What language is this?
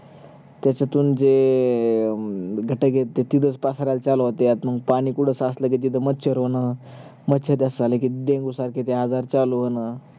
Marathi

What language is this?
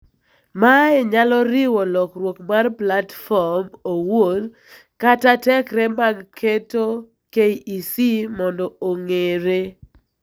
Luo (Kenya and Tanzania)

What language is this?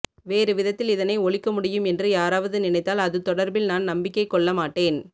Tamil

